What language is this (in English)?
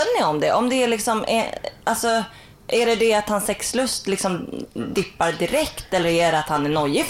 Swedish